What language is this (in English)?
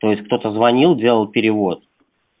Russian